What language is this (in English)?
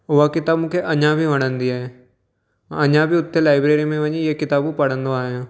Sindhi